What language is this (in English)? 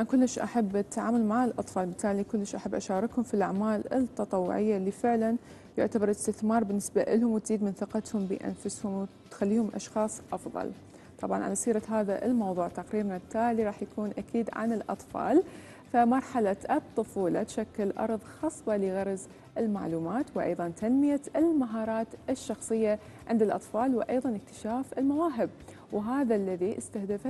Arabic